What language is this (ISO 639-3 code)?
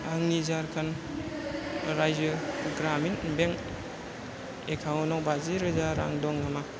brx